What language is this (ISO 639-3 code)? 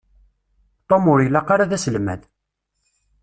kab